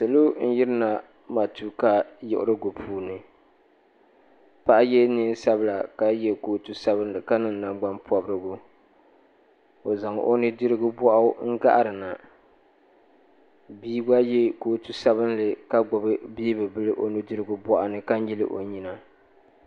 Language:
Dagbani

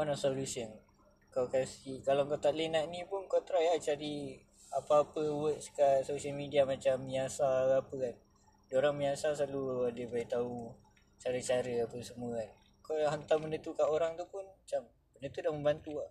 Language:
Malay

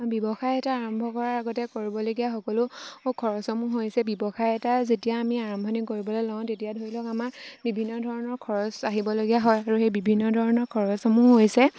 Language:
Assamese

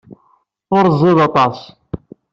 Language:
Kabyle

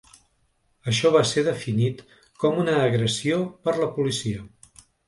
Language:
Catalan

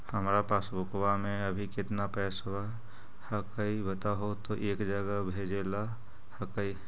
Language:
Magahi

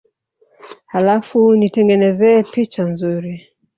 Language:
Swahili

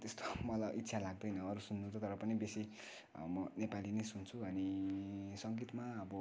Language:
Nepali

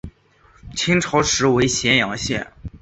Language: Chinese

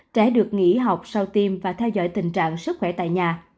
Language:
Vietnamese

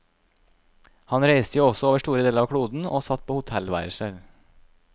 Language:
Norwegian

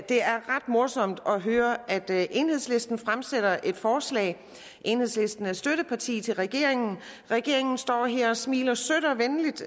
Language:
Danish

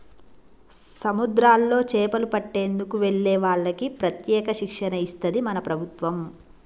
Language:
Telugu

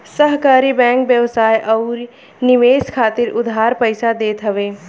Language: Bhojpuri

